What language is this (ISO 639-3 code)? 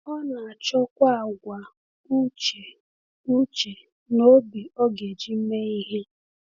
ibo